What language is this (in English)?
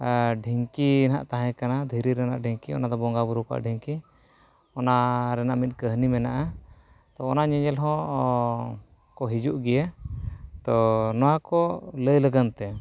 Santali